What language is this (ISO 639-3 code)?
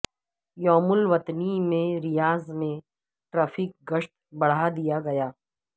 urd